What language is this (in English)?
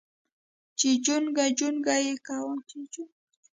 Pashto